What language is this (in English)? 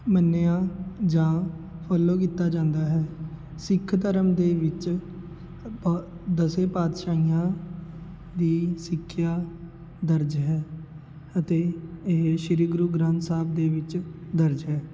Punjabi